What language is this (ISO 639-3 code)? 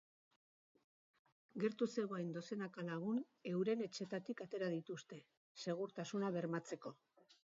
eus